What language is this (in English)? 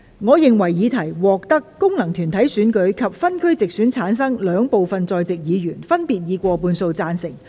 Cantonese